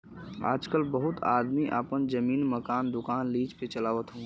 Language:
Bhojpuri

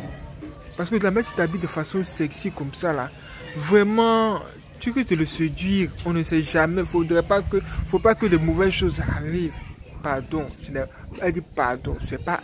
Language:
French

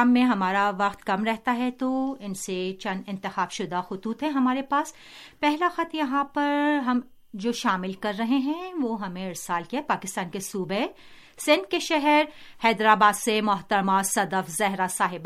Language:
Urdu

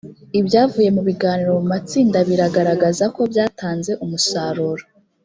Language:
Kinyarwanda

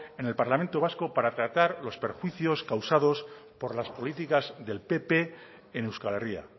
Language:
Spanish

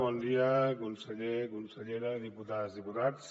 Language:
Catalan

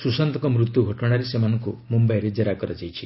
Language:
Odia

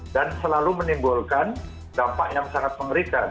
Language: Indonesian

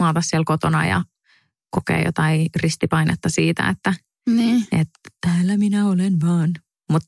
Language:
Finnish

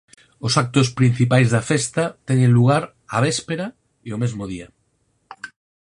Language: Galician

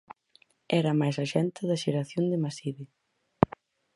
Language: Galician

